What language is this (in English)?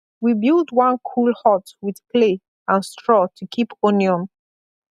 Nigerian Pidgin